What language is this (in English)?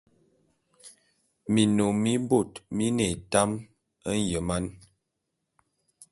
Bulu